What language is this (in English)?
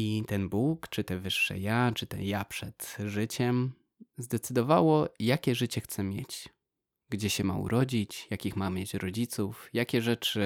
Polish